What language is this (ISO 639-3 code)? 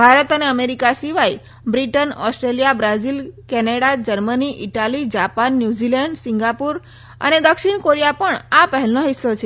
guj